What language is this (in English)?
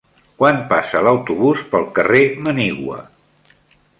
Catalan